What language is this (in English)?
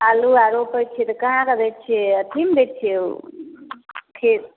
Maithili